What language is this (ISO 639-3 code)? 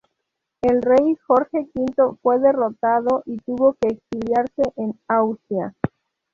spa